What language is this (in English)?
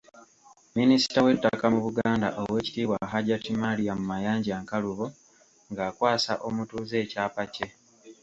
Ganda